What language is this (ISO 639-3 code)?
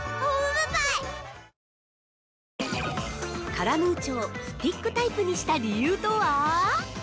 jpn